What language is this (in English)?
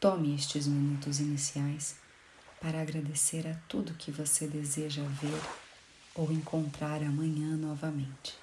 Portuguese